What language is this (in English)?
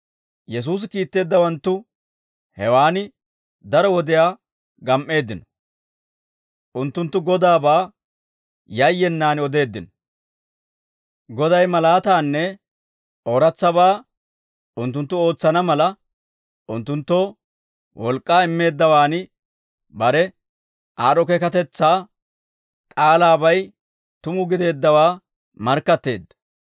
Dawro